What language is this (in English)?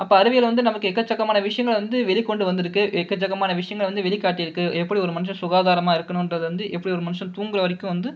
Tamil